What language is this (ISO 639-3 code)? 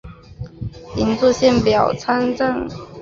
zho